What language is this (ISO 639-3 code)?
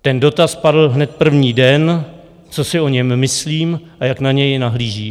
ces